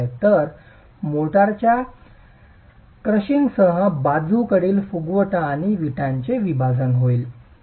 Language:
Marathi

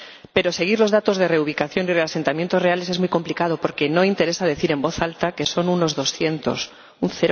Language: Spanish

